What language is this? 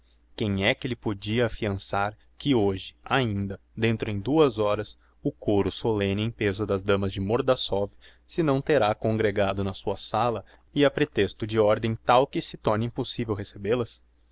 Portuguese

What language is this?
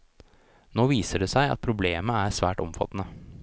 Norwegian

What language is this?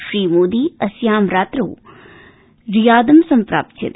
Sanskrit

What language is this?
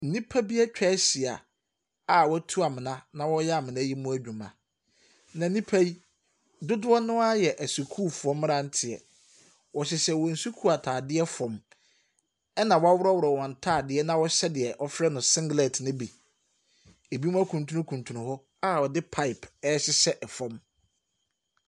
Akan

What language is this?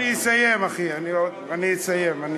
Hebrew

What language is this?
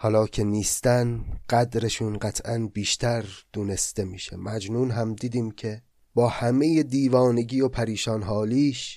Persian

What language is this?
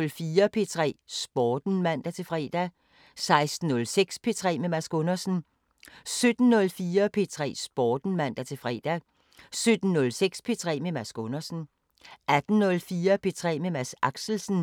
Danish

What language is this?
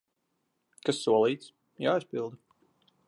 Latvian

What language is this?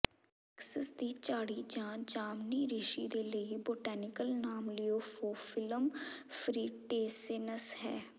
Punjabi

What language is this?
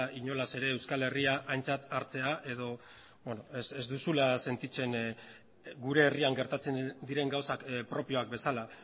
Basque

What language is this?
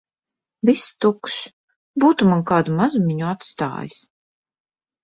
Latvian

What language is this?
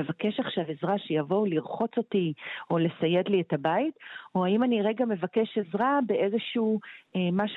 Hebrew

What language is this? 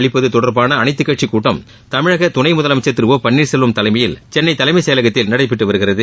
Tamil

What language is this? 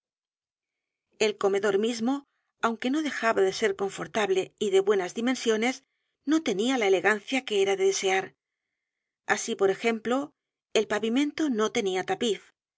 Spanish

